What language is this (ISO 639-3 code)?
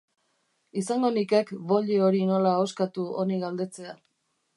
eus